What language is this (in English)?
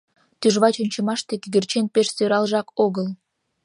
Mari